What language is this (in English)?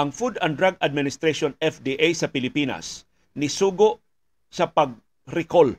Filipino